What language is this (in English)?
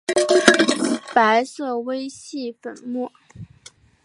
Chinese